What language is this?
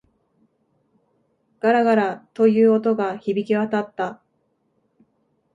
Japanese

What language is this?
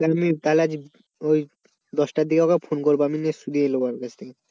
Bangla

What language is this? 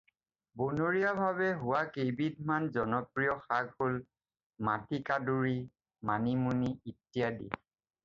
Assamese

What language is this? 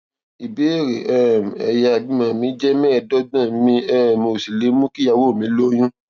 Yoruba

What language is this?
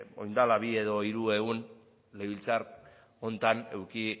Basque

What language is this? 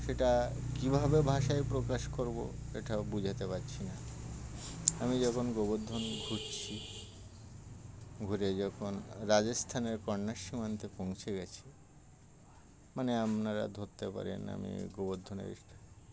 Bangla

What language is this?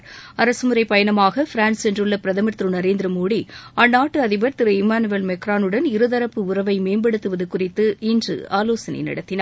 Tamil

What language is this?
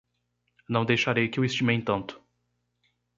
Portuguese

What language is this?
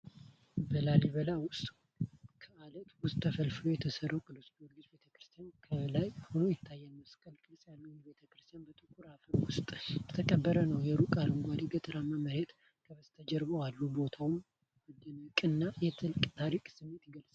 Amharic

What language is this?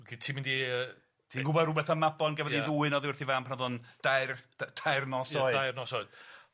Welsh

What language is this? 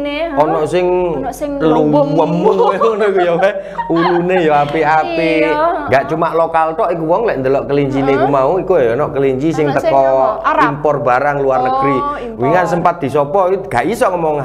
Indonesian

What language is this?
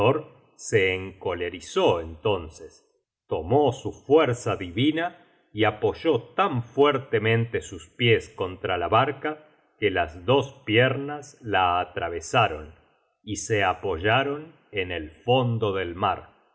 Spanish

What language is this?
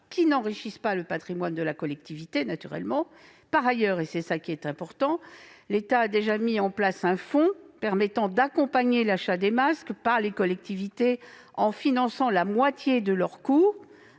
French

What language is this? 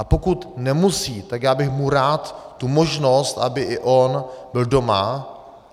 Czech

